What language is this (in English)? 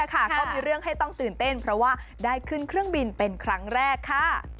Thai